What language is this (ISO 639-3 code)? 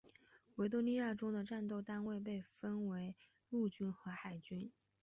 zho